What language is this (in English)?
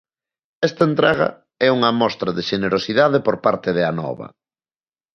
Galician